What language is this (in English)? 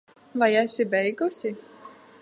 Latvian